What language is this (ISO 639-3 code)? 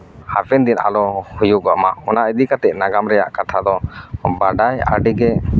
sat